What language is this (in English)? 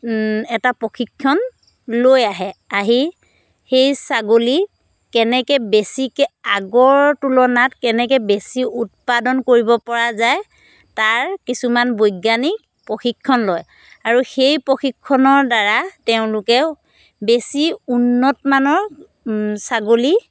Assamese